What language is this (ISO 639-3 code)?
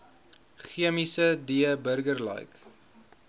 afr